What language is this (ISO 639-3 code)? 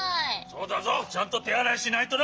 jpn